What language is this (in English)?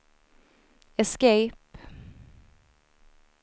Swedish